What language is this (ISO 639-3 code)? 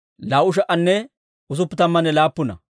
dwr